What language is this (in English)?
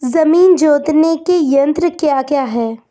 Hindi